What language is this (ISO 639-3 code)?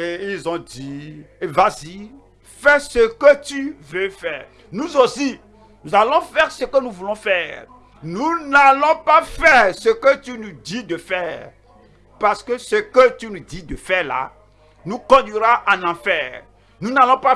fra